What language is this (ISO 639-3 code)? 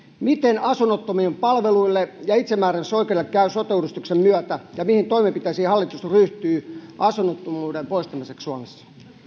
fin